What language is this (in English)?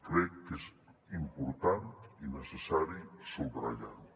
Catalan